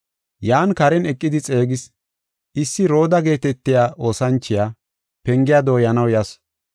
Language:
Gofa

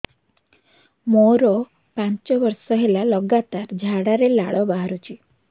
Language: Odia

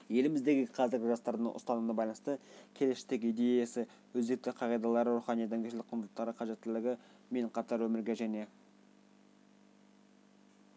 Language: Kazakh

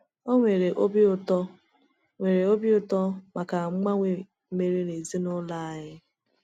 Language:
Igbo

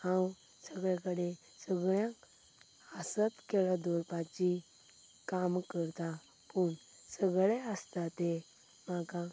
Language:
Konkani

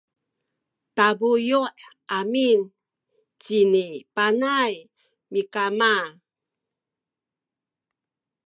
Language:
Sakizaya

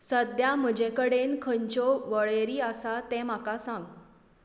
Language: Konkani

